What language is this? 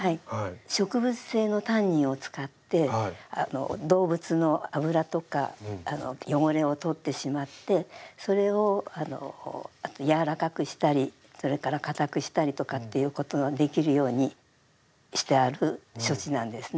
Japanese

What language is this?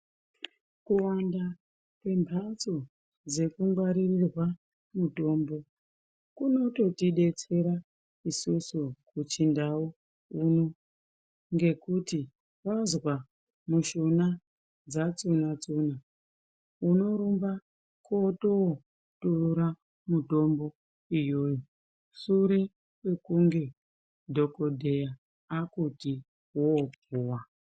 Ndau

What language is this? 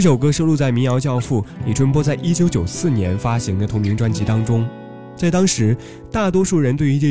Chinese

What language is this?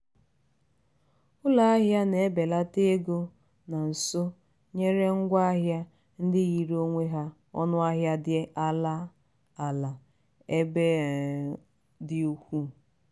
Igbo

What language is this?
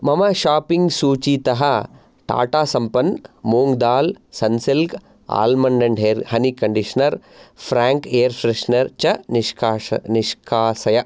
Sanskrit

